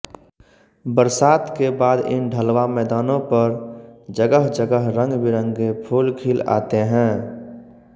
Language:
Hindi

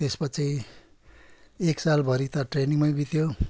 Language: Nepali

